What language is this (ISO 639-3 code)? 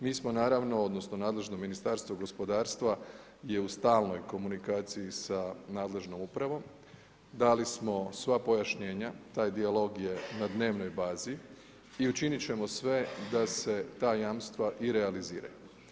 hrv